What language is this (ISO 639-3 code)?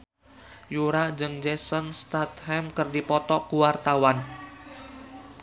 sun